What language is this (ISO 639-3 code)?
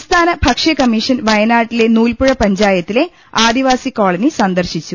mal